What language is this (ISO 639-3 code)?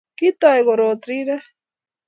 kln